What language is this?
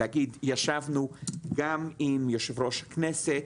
Hebrew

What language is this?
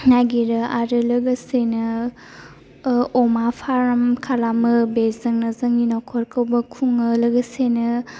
Bodo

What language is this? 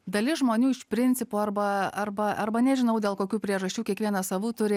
Lithuanian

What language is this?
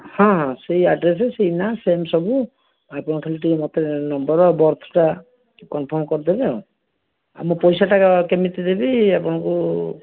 Odia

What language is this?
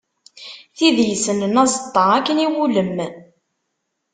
Kabyle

